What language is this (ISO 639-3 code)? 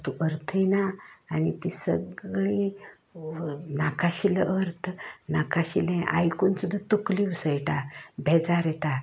kok